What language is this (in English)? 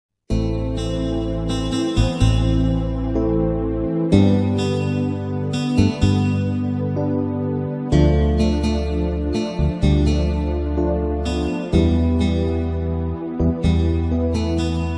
Turkish